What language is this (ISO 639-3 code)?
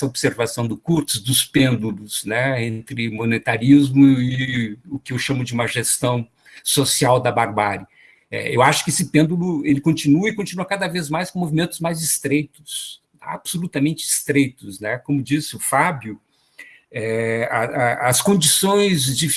por